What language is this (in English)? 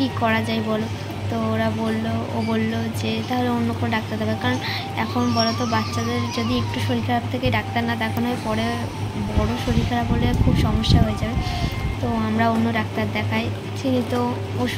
Romanian